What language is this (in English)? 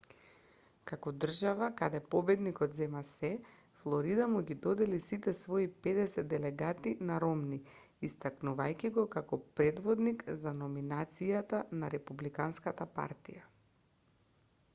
Macedonian